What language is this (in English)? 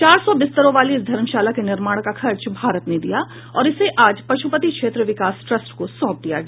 Hindi